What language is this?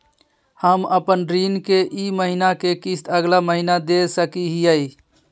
Magahi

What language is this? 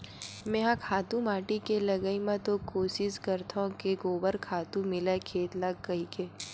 Chhattisgarhi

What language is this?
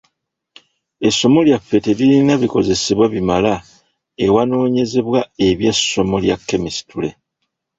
Ganda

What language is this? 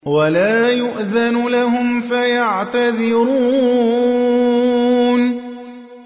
Arabic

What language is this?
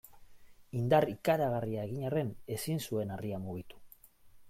Basque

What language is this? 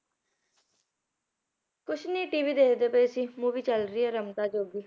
Punjabi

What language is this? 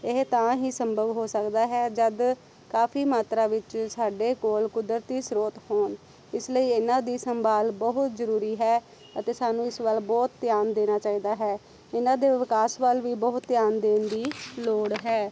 Punjabi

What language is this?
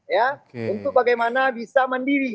Indonesian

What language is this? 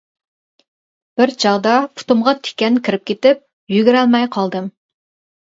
Uyghur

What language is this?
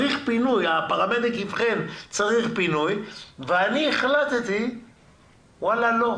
Hebrew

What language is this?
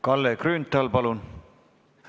Estonian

